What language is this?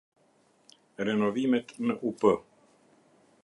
Albanian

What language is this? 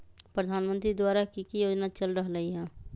Magahi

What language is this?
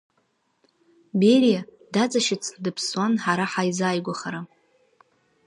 Abkhazian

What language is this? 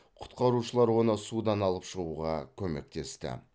Kazakh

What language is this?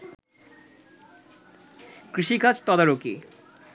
Bangla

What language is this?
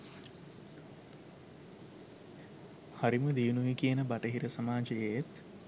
Sinhala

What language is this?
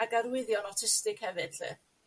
Welsh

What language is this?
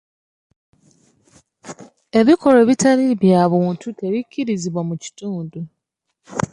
Ganda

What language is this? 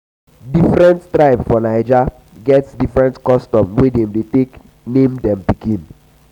Nigerian Pidgin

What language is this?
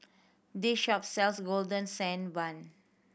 English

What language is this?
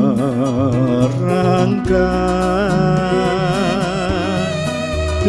Indonesian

